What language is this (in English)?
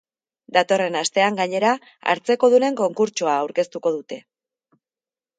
Basque